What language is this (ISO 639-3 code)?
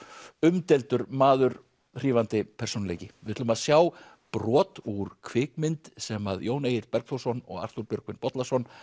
isl